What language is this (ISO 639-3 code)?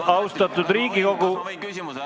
est